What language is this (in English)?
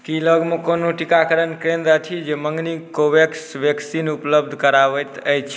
Maithili